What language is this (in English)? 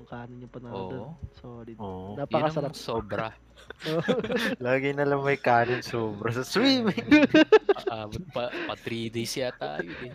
Filipino